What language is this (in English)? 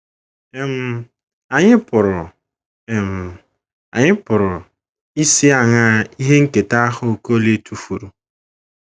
Igbo